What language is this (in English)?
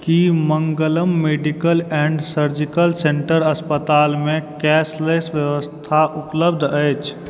Maithili